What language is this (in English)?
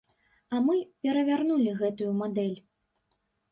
Belarusian